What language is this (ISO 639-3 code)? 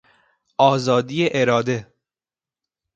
fas